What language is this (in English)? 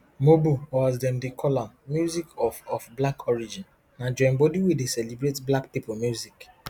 Nigerian Pidgin